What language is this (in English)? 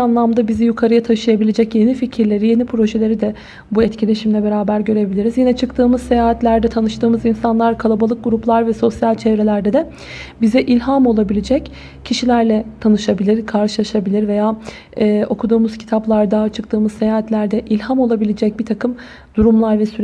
Turkish